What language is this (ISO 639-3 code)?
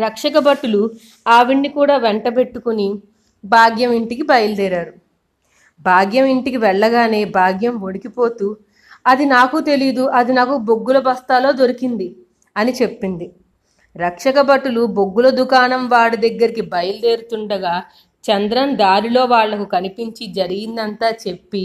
tel